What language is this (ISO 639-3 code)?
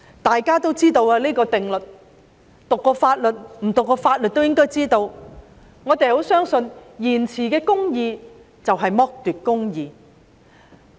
yue